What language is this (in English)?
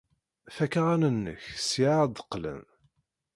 Kabyle